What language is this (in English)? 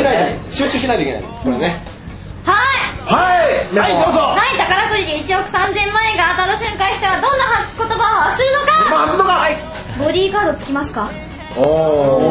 Japanese